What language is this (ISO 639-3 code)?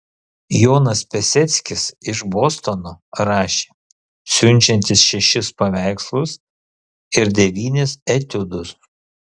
lit